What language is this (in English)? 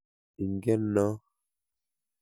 Kalenjin